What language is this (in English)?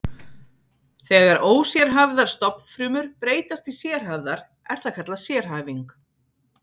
Icelandic